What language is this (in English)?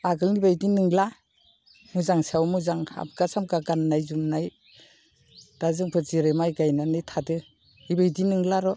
Bodo